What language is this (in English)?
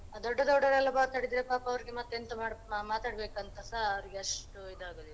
Kannada